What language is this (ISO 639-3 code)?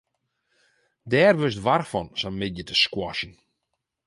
fry